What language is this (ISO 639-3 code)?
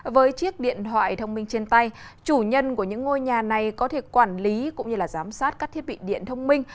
vie